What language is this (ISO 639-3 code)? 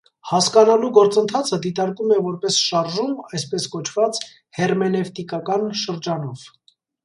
hye